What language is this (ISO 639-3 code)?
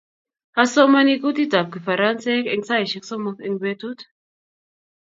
kln